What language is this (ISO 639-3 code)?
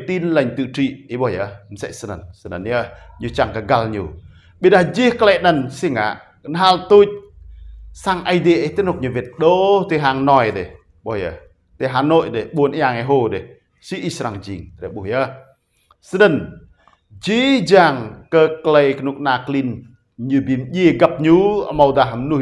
vie